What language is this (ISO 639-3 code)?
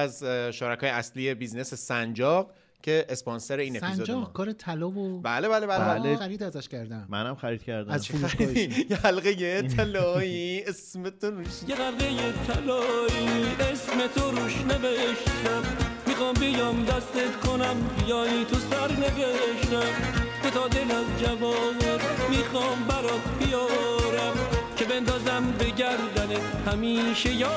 fas